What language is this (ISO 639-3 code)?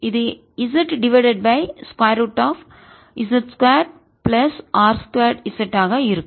tam